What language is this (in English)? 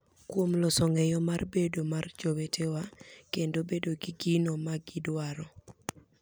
Luo (Kenya and Tanzania)